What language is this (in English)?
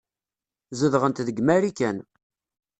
Kabyle